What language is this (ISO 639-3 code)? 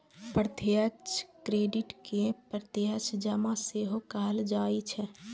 mai